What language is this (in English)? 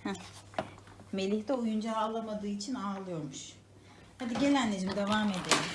Turkish